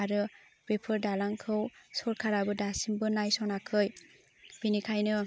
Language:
Bodo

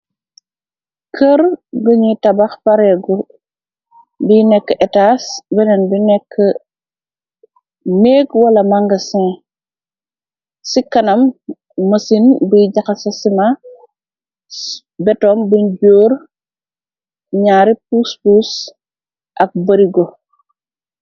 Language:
Wolof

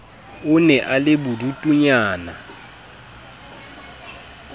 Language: Southern Sotho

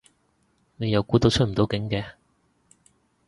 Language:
Cantonese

